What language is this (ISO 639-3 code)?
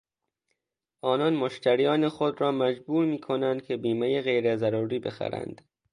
fas